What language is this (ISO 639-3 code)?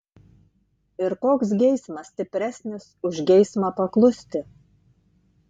lit